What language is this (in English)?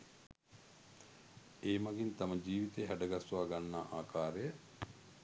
Sinhala